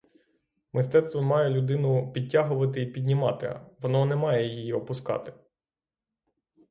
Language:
Ukrainian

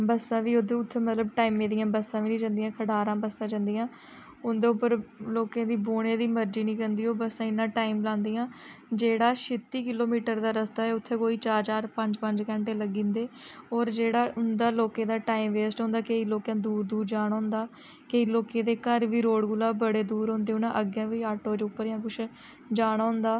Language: Dogri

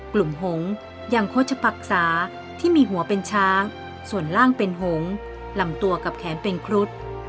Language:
Thai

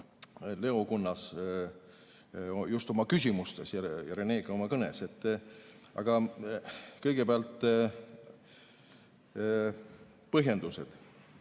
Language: Estonian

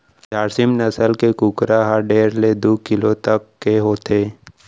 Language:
Chhattisgarhi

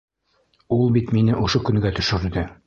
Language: Bashkir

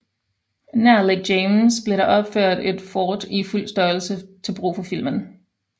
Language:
Danish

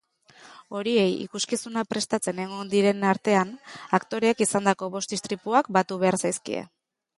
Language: Basque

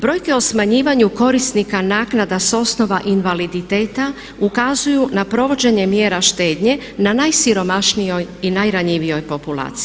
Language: Croatian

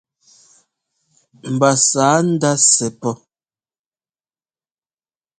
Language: Ngomba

